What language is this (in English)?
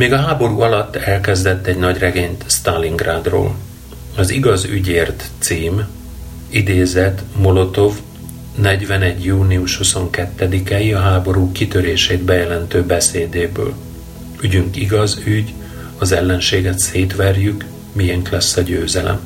Hungarian